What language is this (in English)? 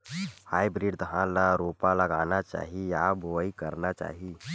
Chhattisgarhi